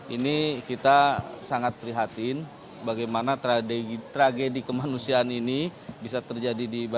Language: Indonesian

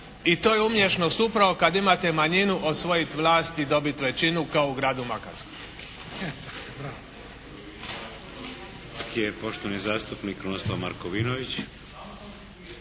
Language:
Croatian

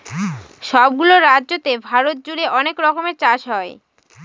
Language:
Bangla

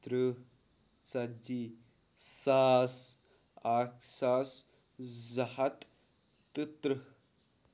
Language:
Kashmiri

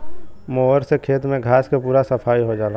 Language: Bhojpuri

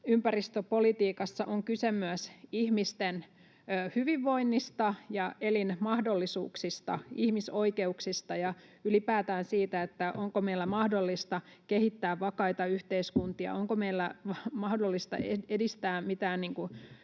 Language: Finnish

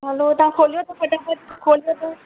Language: Sindhi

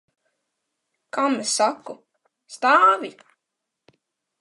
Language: Latvian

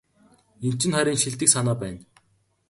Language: Mongolian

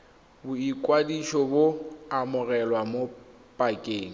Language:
Tswana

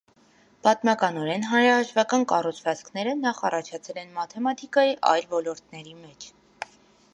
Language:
Armenian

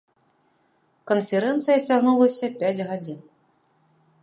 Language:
Belarusian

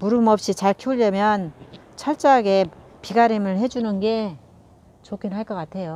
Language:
Korean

